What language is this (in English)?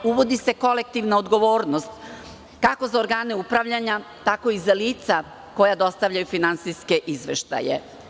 Serbian